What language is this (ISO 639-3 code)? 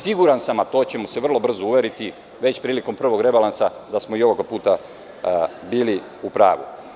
srp